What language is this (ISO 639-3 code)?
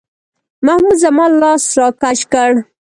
pus